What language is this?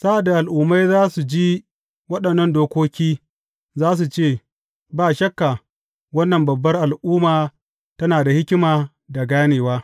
Hausa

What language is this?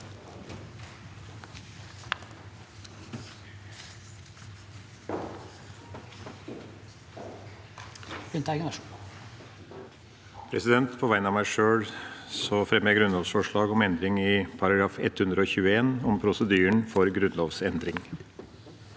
Norwegian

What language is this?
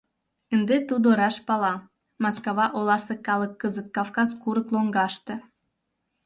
Mari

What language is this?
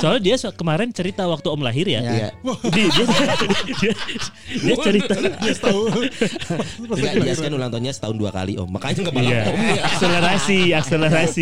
Indonesian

